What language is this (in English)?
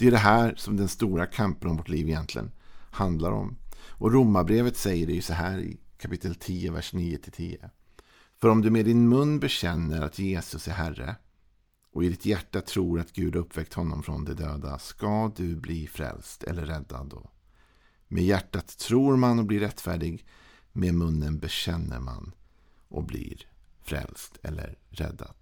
Swedish